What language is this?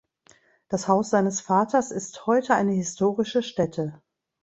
German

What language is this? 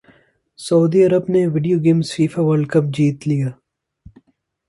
Urdu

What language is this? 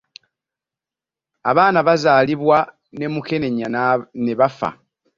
Ganda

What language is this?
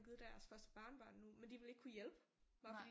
Danish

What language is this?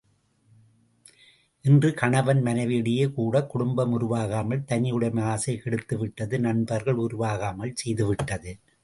Tamil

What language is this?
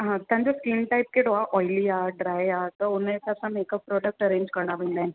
Sindhi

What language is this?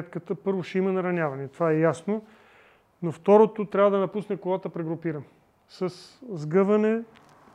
Bulgarian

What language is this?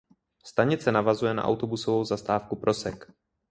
Czech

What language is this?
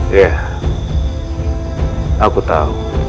Indonesian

